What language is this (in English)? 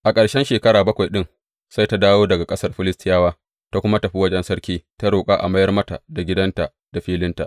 Hausa